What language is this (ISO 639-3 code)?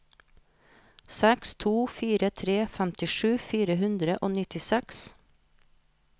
nor